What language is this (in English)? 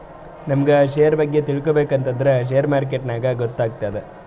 Kannada